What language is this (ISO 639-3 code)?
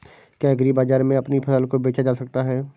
hin